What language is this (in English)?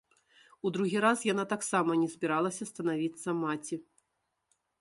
Belarusian